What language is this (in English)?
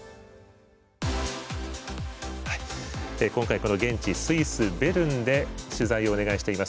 Japanese